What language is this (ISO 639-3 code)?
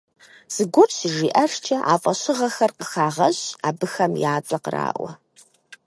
kbd